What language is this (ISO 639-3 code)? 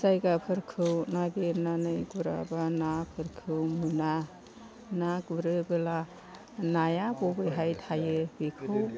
brx